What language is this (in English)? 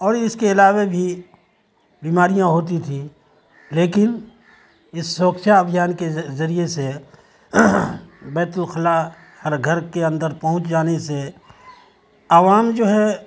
Urdu